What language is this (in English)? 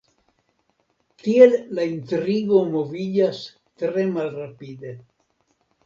Esperanto